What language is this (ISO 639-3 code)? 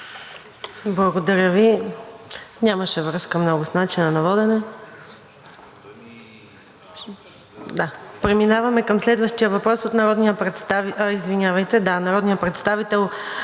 bul